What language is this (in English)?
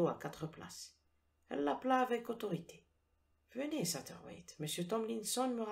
French